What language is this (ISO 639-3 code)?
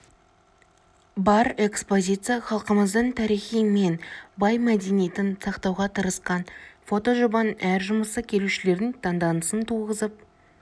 kaz